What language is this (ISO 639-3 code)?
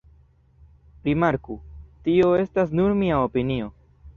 epo